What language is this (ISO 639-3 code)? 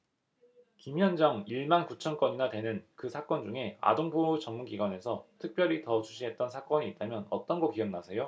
kor